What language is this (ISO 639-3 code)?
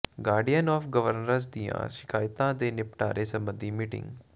pan